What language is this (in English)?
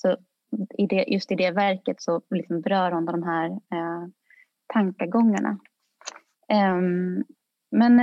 Swedish